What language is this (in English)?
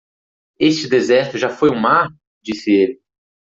Portuguese